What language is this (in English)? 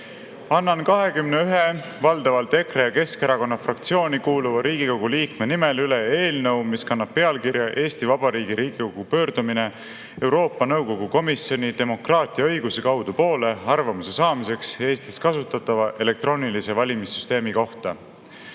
Estonian